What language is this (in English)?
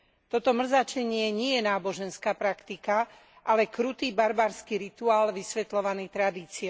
Slovak